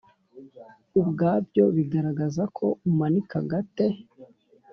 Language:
Kinyarwanda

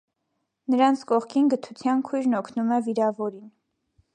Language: Armenian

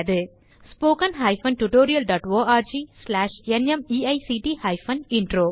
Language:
Tamil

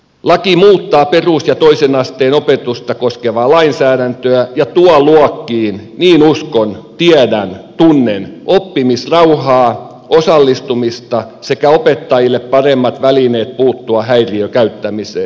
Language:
Finnish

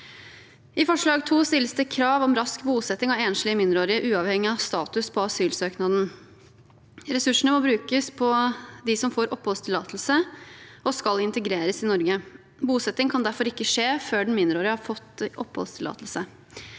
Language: Norwegian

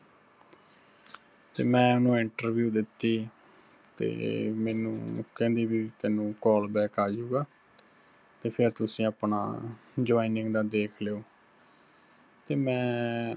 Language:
Punjabi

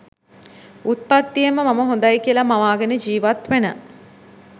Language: Sinhala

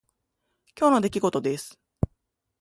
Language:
Japanese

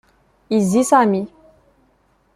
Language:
Kabyle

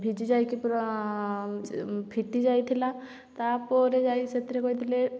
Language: Odia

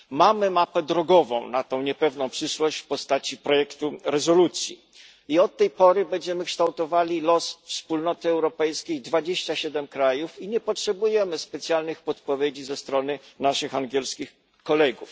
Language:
Polish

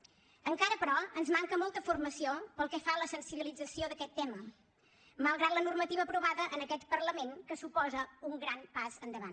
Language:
Catalan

